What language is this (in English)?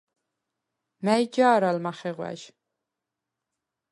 Svan